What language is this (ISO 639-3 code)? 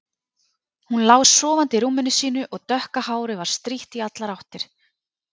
isl